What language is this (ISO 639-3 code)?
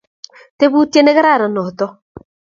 kln